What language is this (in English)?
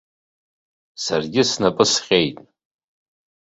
Abkhazian